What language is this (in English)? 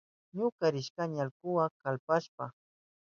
Southern Pastaza Quechua